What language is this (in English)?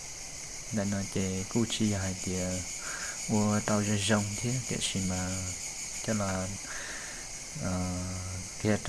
Vietnamese